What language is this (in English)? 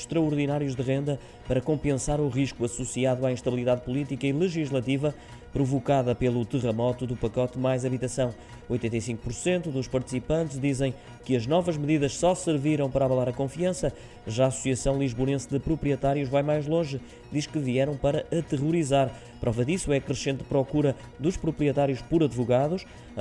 Portuguese